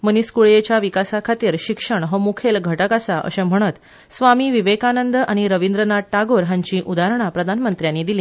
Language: Konkani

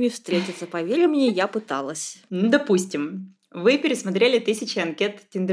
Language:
Russian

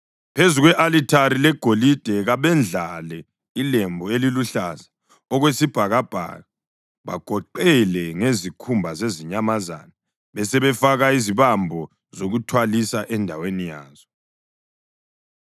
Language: North Ndebele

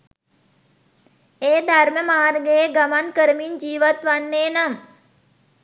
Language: Sinhala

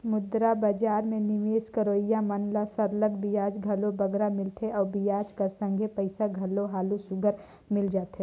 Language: Chhattisgarhi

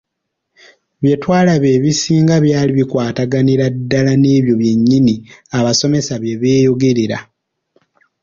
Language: Ganda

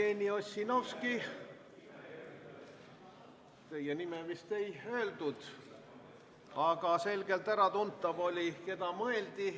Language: Estonian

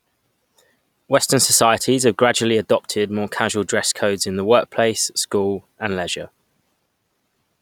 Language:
English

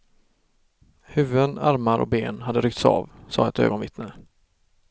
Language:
Swedish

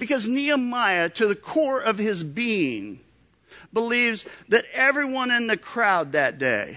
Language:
English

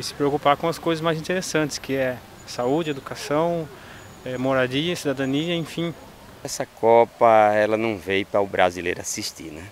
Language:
Portuguese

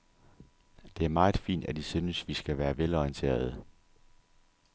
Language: Danish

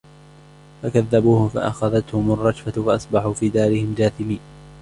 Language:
Arabic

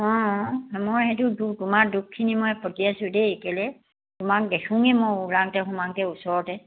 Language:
Assamese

